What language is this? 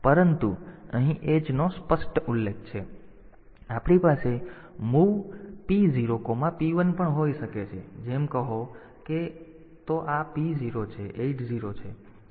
Gujarati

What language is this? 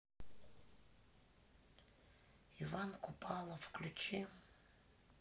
Russian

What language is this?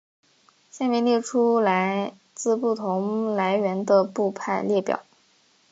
Chinese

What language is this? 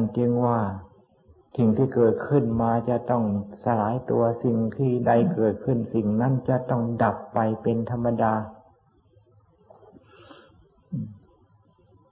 Thai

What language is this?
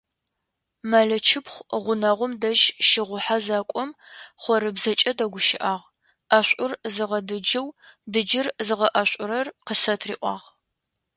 Adyghe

